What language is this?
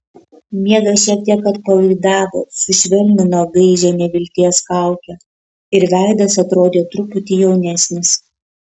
Lithuanian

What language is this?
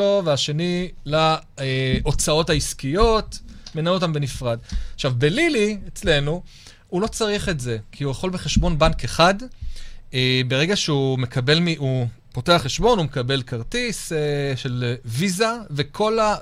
Hebrew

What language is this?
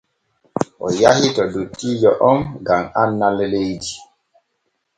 Borgu Fulfulde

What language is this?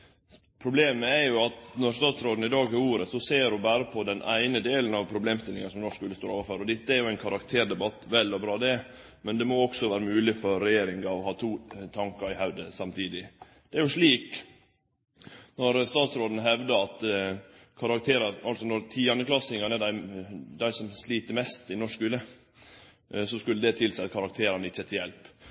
Norwegian Nynorsk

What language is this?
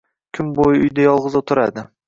Uzbek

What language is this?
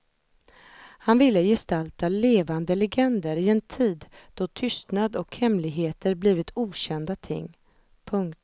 Swedish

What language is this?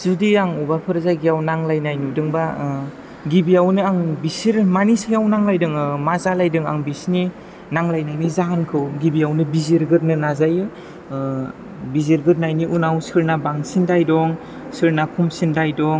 Bodo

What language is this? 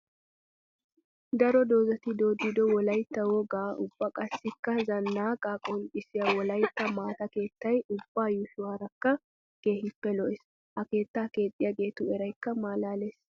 Wolaytta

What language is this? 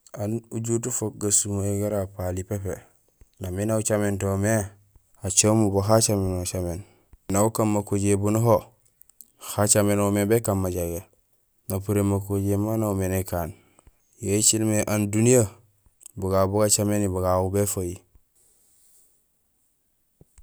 Gusilay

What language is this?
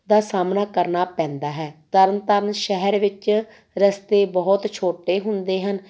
Punjabi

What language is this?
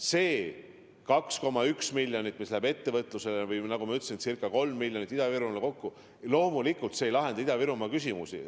Estonian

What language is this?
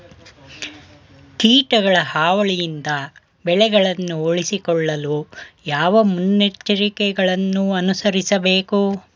Kannada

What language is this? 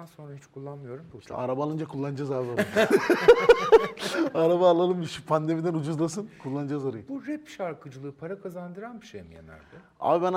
Turkish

